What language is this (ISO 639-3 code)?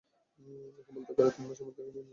ben